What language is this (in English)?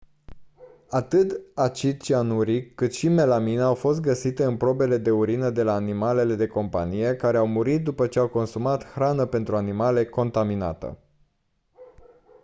Romanian